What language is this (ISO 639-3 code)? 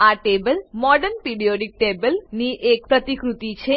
guj